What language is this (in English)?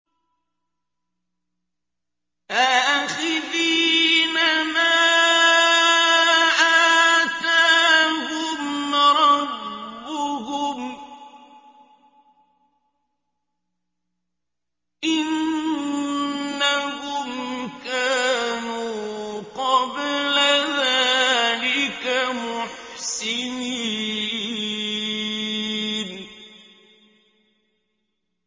Arabic